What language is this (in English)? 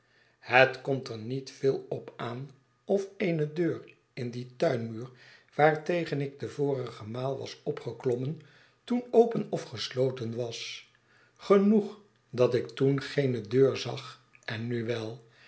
Dutch